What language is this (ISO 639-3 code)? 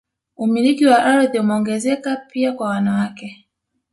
swa